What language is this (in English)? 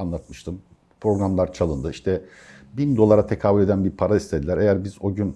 Turkish